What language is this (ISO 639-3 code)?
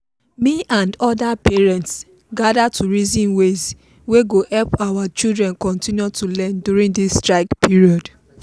pcm